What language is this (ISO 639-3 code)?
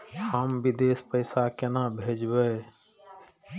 mai